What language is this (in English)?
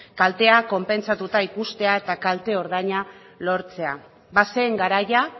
Basque